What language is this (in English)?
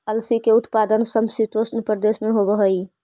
Magahi